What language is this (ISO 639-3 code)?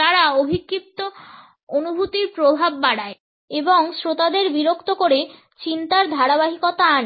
ben